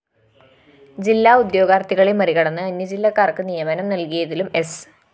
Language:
Malayalam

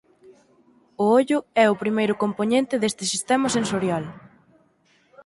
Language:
Galician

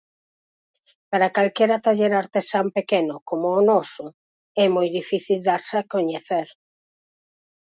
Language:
Galician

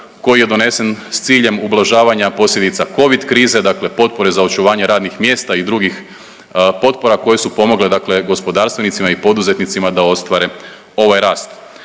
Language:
Croatian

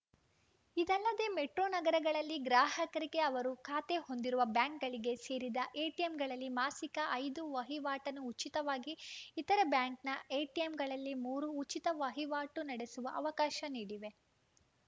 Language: Kannada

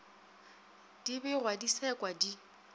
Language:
Northern Sotho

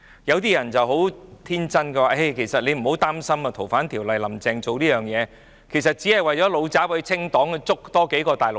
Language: Cantonese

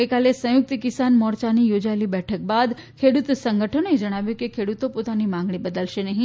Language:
Gujarati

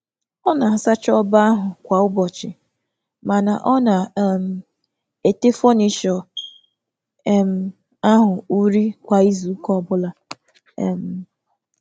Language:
Igbo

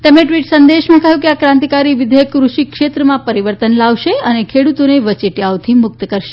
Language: Gujarati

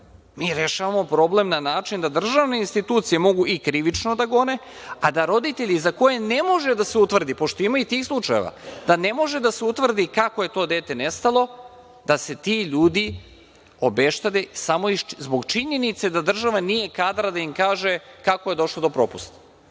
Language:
Serbian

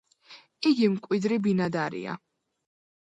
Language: Georgian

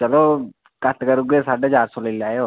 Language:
Dogri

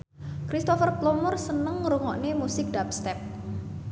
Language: Javanese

